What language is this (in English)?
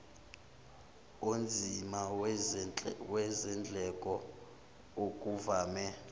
Zulu